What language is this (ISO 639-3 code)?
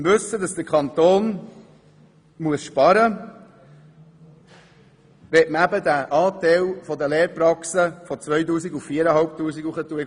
gsw